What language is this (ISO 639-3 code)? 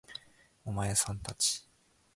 jpn